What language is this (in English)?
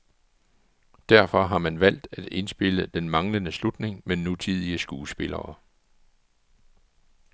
Danish